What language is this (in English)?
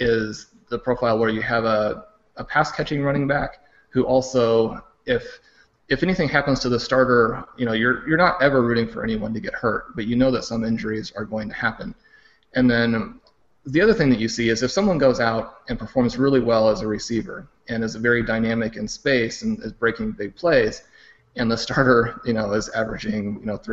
English